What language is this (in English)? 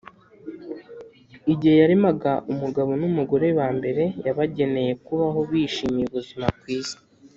Kinyarwanda